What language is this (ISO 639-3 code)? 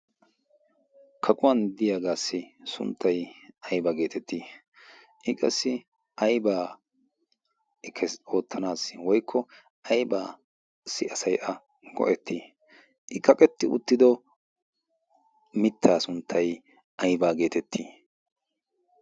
wal